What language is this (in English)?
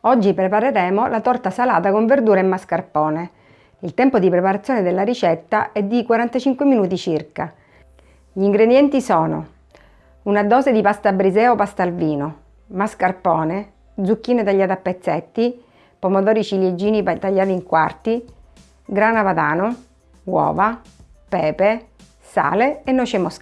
Italian